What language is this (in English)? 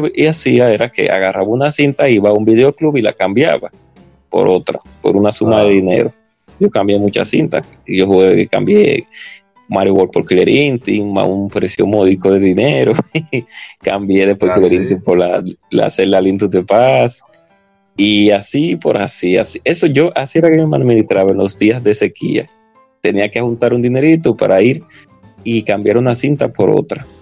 Spanish